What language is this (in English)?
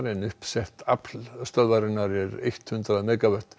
Icelandic